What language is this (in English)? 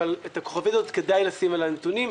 Hebrew